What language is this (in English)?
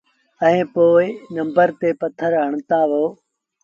Sindhi Bhil